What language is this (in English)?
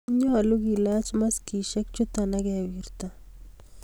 Kalenjin